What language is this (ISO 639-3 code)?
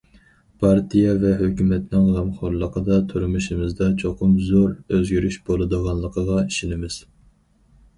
uig